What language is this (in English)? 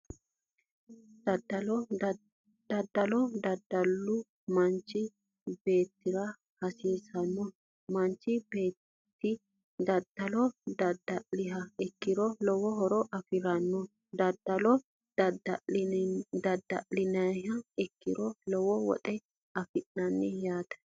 Sidamo